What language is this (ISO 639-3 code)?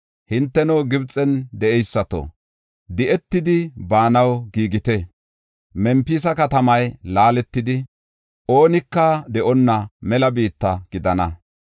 gof